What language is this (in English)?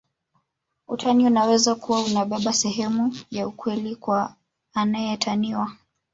Swahili